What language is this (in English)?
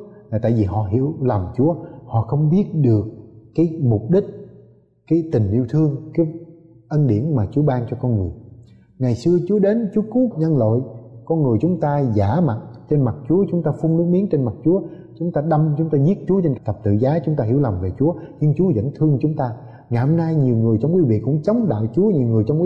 Vietnamese